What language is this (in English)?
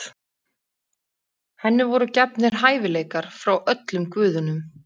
Icelandic